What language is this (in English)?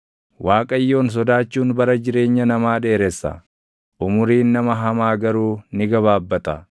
Oromo